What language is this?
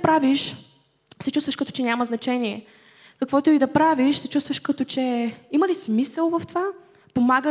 Bulgarian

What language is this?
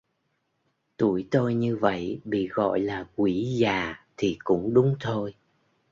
Vietnamese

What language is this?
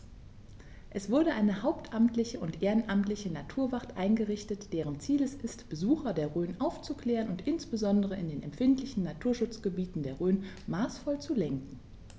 German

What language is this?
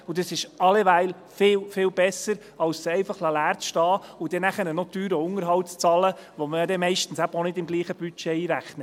Swiss German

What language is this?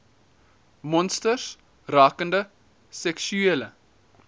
Afrikaans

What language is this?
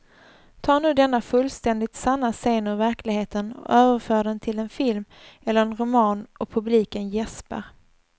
Swedish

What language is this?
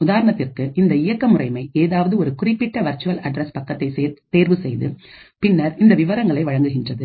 Tamil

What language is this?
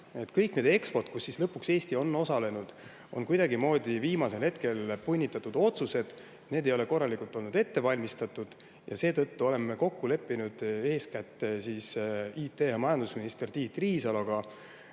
Estonian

